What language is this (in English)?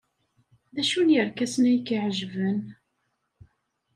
Kabyle